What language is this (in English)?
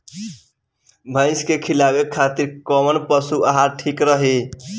Bhojpuri